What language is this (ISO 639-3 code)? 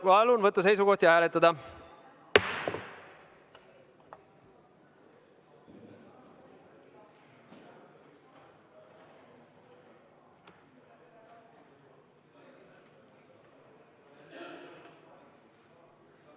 est